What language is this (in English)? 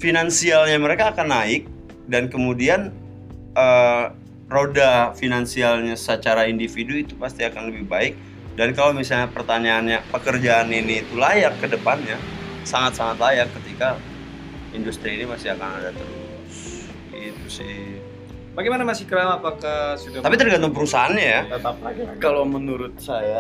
Indonesian